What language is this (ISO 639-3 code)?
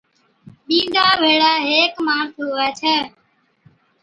odk